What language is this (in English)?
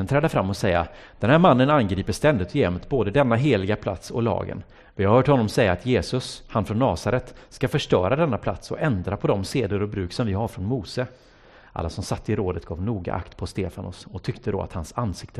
Swedish